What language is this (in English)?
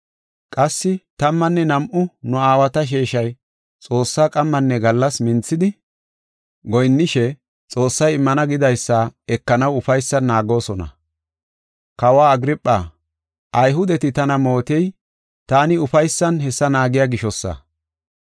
Gofa